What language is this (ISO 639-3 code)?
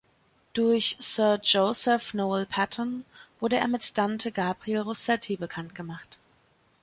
deu